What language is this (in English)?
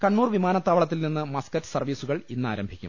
Malayalam